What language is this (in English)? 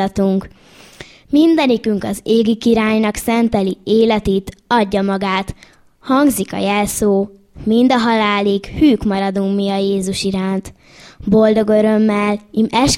Hungarian